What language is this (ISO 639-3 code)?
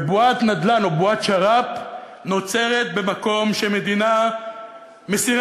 heb